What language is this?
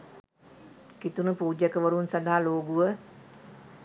Sinhala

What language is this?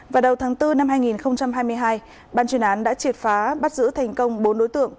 Vietnamese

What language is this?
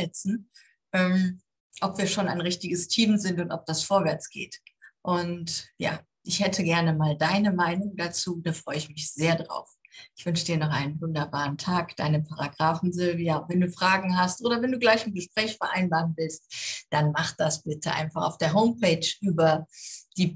German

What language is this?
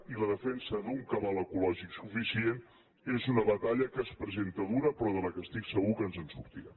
Catalan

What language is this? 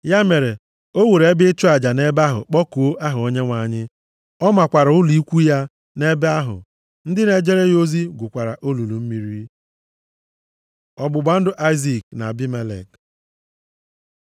Igbo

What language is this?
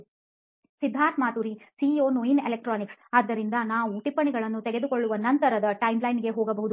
Kannada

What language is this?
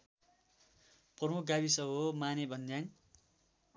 Nepali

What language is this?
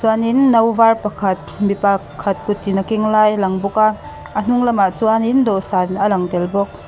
Mizo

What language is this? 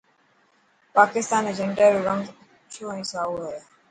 Dhatki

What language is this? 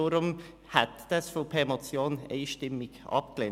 Swiss German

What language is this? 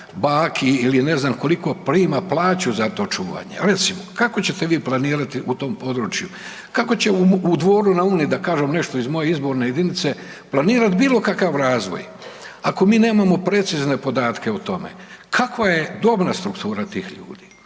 Croatian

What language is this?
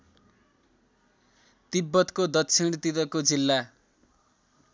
Nepali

